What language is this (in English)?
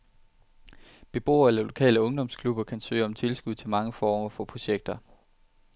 Danish